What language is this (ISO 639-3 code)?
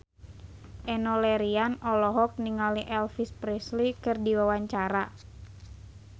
sun